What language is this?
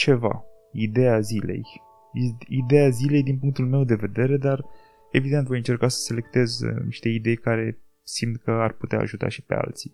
Romanian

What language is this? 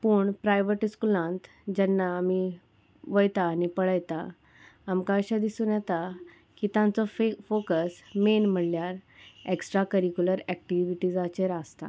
Konkani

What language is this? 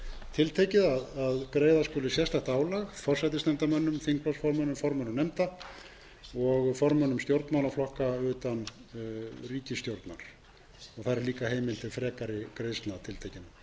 Icelandic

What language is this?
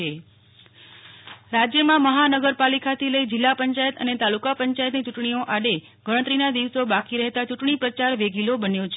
Gujarati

